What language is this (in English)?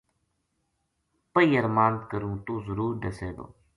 Gujari